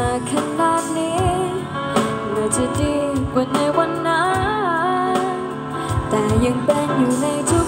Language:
Thai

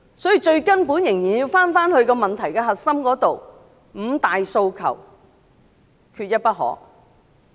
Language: Cantonese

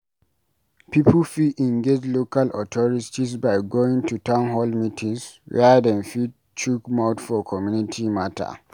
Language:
Nigerian Pidgin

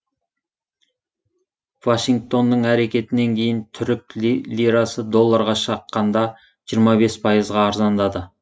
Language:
Kazakh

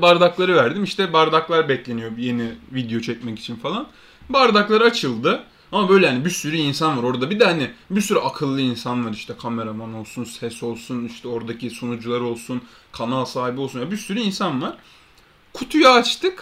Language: Turkish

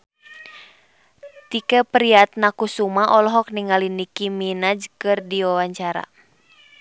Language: Sundanese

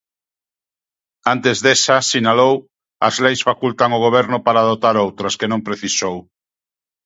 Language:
Galician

